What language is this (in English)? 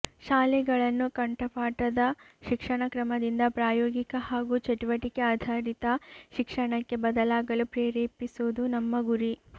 Kannada